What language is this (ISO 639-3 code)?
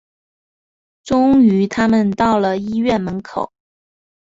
zho